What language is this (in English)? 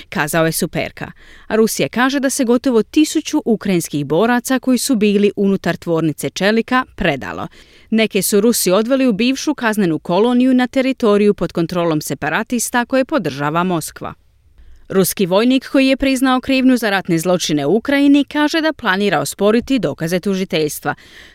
Croatian